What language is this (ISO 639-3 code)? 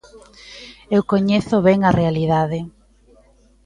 glg